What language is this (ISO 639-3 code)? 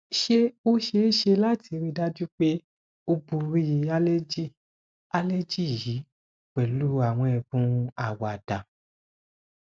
yor